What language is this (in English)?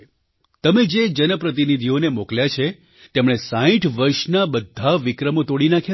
Gujarati